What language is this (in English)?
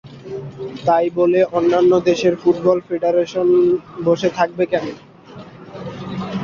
Bangla